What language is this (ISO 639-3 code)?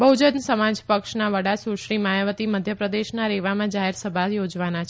guj